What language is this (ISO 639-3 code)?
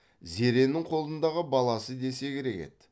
kaz